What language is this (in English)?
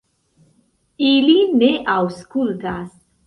Esperanto